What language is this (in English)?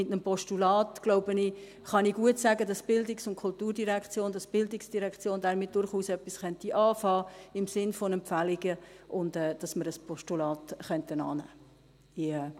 Swiss German